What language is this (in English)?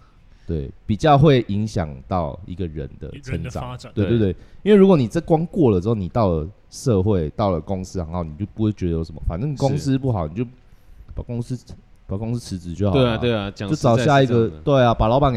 Chinese